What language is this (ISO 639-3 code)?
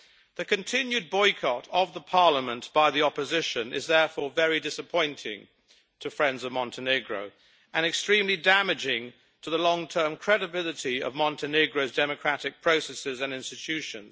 eng